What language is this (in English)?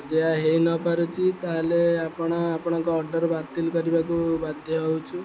Odia